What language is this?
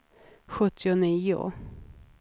Swedish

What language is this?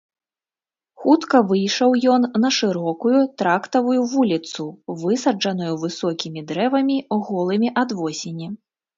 Belarusian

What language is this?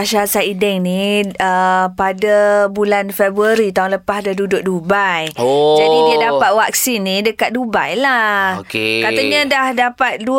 Malay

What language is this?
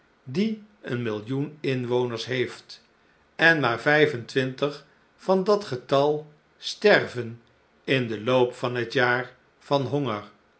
Dutch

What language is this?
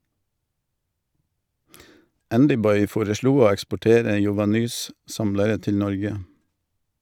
Norwegian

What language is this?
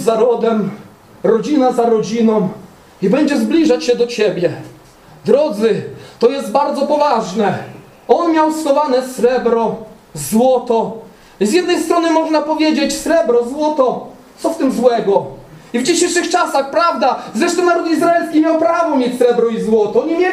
Polish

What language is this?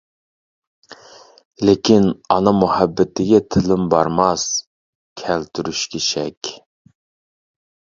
Uyghur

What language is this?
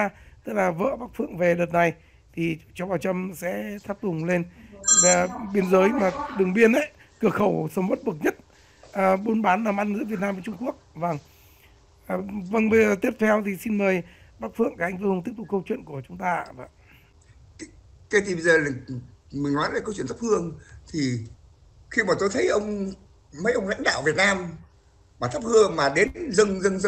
Vietnamese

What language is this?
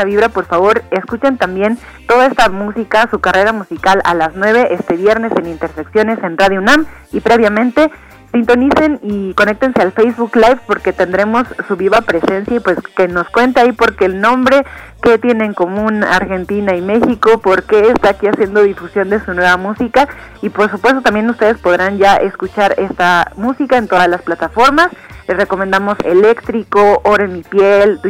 Spanish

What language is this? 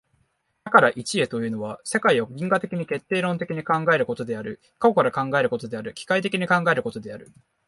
Japanese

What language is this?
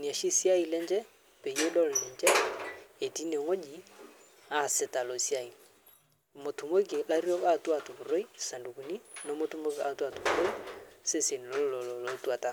Masai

